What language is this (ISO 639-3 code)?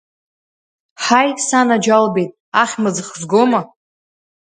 abk